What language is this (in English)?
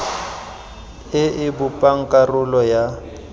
Tswana